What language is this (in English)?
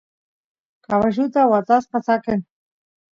Santiago del Estero Quichua